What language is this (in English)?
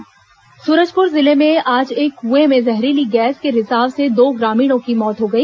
Hindi